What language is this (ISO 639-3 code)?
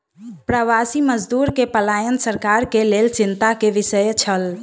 mai